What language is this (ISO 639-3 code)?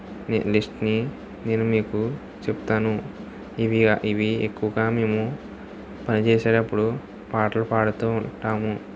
tel